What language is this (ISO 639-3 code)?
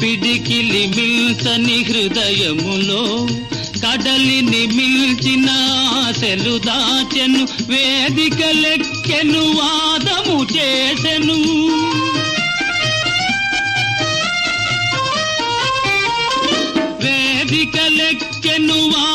tel